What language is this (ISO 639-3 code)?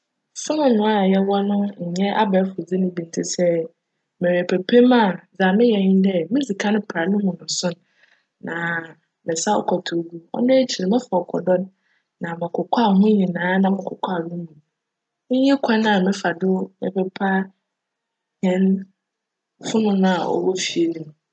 aka